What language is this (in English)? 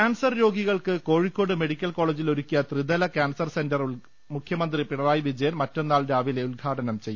Malayalam